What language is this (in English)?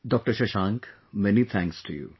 English